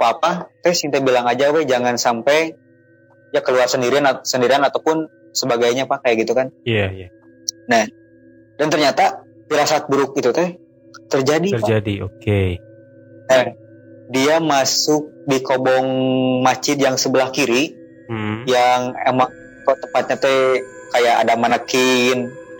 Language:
Indonesian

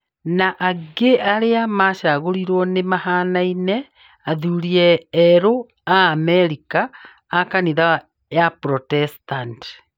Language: Kikuyu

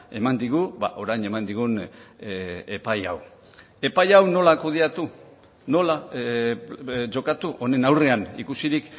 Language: Basque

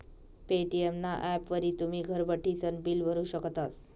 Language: Marathi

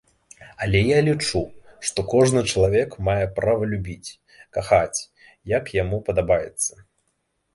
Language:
Belarusian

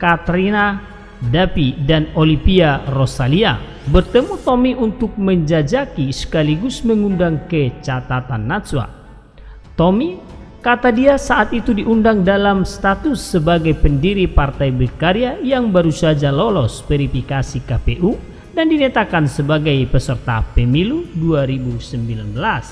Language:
Indonesian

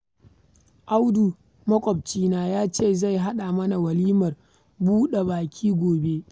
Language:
Hausa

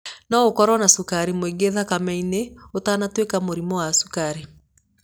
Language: Kikuyu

